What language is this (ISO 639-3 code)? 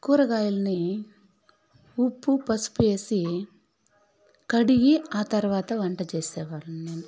tel